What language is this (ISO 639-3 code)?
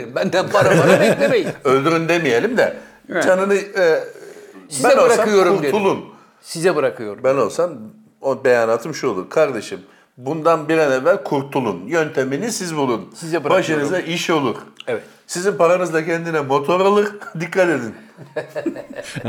tur